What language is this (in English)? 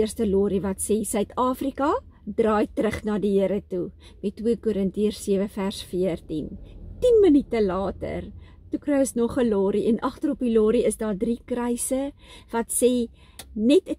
Dutch